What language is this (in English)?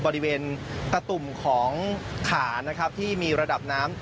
Thai